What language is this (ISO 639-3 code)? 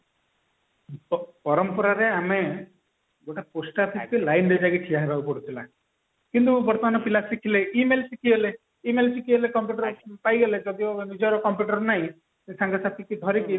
ori